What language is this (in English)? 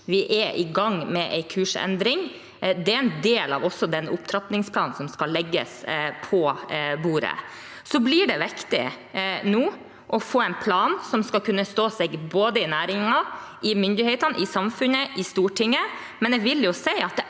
Norwegian